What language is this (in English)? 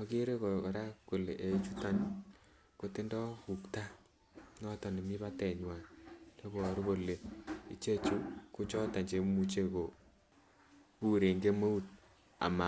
Kalenjin